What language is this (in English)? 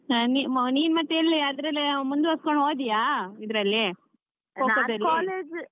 Kannada